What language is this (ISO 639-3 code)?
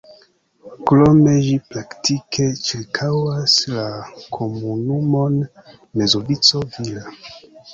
epo